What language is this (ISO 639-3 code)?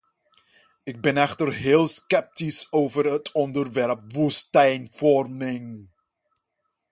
nld